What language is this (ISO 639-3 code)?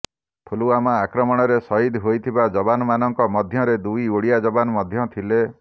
ori